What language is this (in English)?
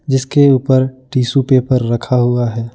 Hindi